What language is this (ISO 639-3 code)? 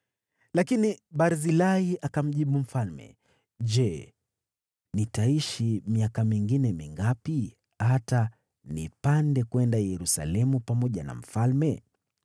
swa